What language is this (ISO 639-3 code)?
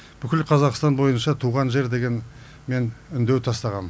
kaz